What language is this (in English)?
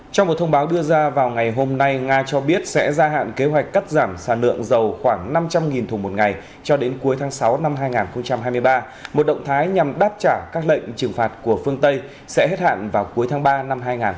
Vietnamese